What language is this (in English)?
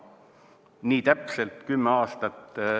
Estonian